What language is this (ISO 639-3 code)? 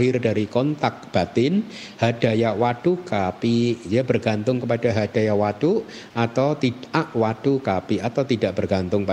ind